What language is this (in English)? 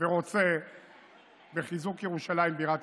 Hebrew